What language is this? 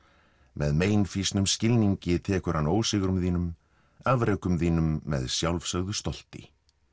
Icelandic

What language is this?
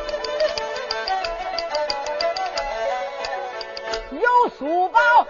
Chinese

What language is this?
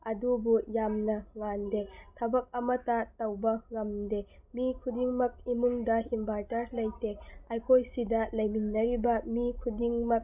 Manipuri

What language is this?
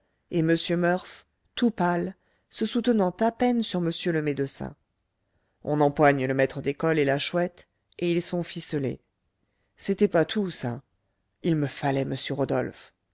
French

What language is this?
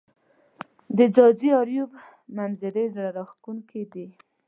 Pashto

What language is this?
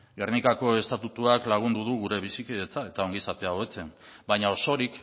Basque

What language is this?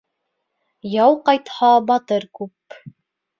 Bashkir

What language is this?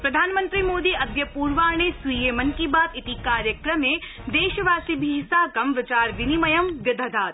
Sanskrit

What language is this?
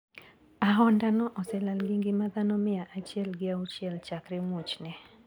Luo (Kenya and Tanzania)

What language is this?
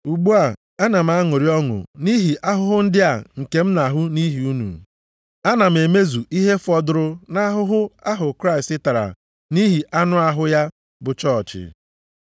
Igbo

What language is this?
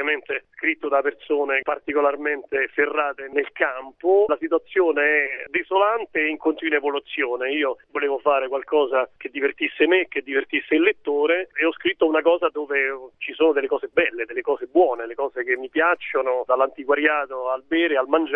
Italian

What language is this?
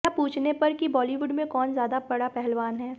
Hindi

